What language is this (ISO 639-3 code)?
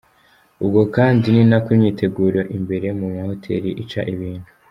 kin